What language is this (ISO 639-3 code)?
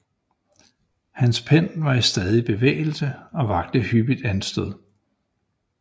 dan